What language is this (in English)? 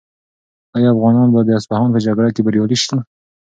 Pashto